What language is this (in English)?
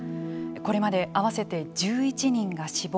Japanese